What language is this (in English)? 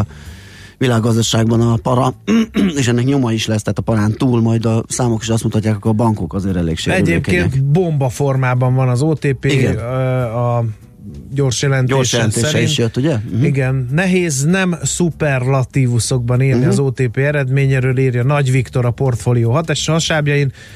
Hungarian